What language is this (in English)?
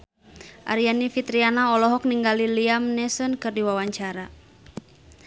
Sundanese